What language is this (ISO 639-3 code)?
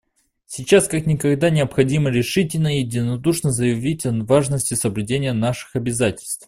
rus